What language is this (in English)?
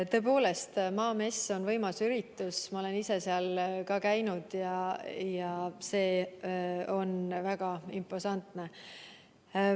Estonian